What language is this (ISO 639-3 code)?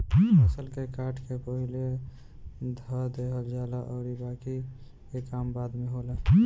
bho